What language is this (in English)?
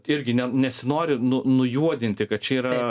Lithuanian